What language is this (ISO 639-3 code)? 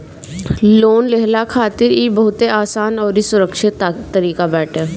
bho